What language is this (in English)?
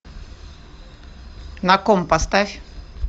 Russian